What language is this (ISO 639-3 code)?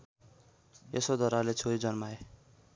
nep